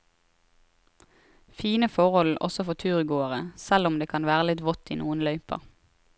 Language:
Norwegian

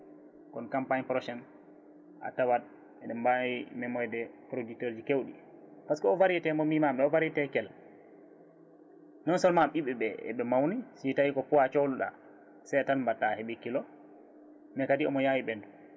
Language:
Fula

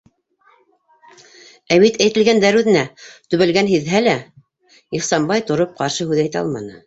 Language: Bashkir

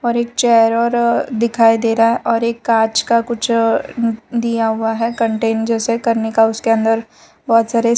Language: Hindi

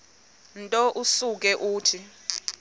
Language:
Xhosa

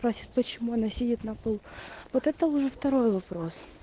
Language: Russian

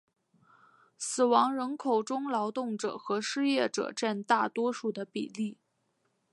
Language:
Chinese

